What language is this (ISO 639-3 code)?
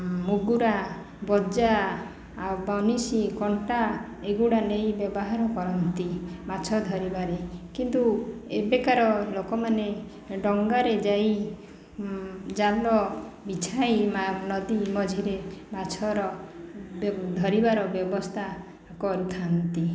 ori